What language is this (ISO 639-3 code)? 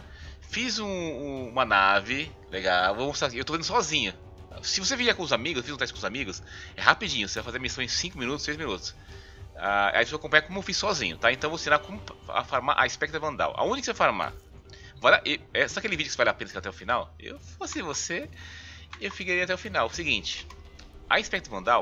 por